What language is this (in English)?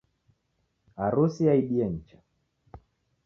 Taita